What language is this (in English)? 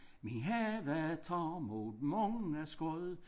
Danish